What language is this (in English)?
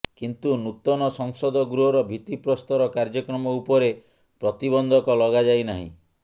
Odia